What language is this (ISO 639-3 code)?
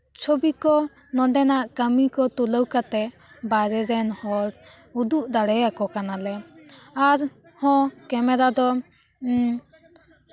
sat